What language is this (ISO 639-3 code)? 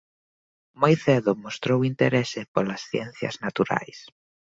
glg